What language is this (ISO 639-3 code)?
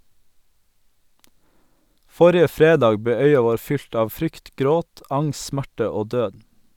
nor